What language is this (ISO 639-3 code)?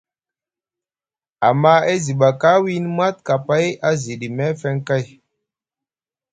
mug